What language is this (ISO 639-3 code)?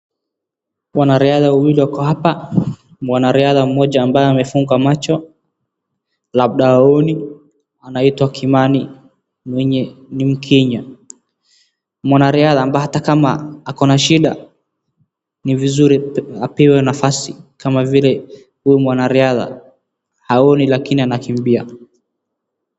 swa